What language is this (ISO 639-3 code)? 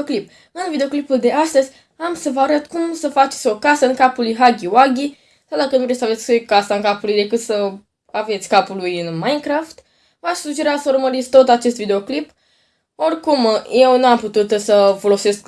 ron